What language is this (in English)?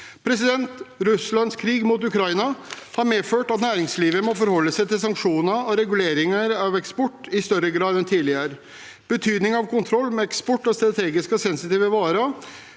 Norwegian